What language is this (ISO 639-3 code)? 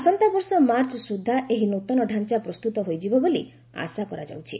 ori